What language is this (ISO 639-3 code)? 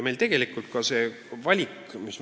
est